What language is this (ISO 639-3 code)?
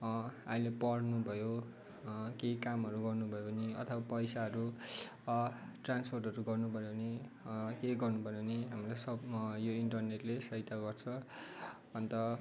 nep